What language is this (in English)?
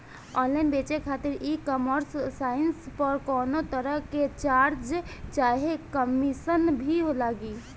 Bhojpuri